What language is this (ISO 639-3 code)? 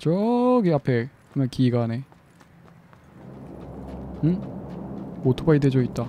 kor